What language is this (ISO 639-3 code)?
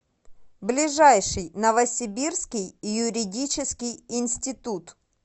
rus